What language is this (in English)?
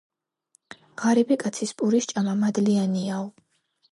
Georgian